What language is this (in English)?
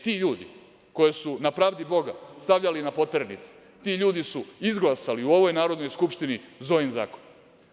Serbian